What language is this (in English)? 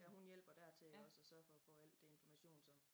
Danish